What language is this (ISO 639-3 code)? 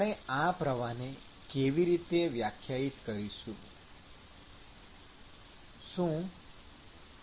guj